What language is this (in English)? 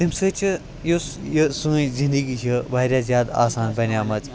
Kashmiri